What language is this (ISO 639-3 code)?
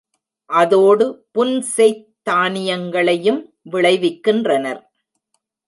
tam